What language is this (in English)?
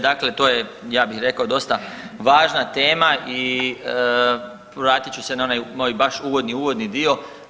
Croatian